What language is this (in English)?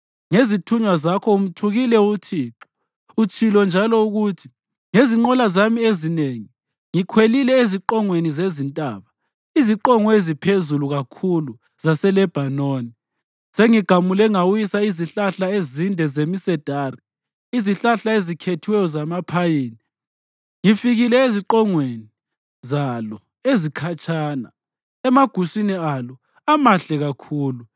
North Ndebele